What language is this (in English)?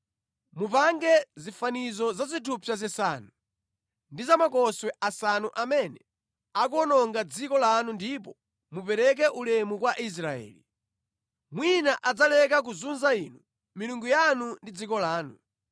Nyanja